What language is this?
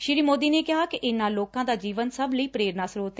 Punjabi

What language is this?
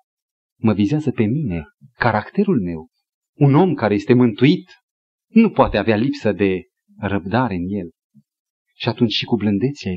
Romanian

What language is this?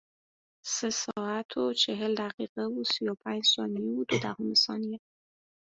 Persian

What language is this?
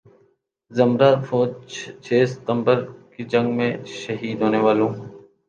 Urdu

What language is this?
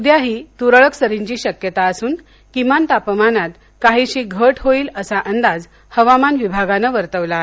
Marathi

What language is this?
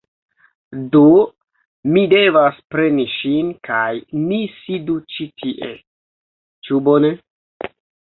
Esperanto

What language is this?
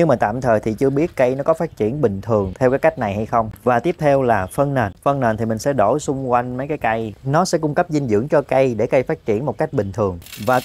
Vietnamese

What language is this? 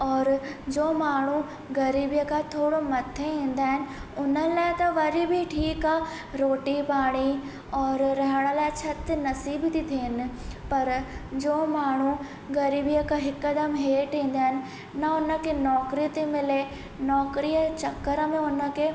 Sindhi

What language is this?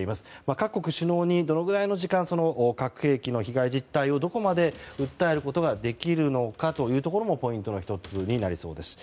Japanese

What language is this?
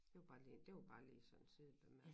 Danish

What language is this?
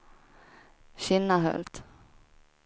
Swedish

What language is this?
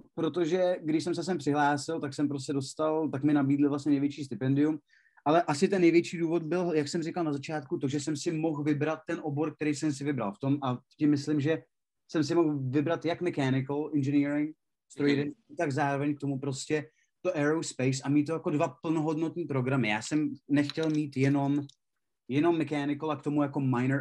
Czech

